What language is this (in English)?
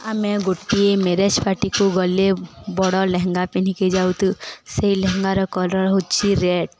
Odia